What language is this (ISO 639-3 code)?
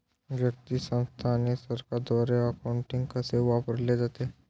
mar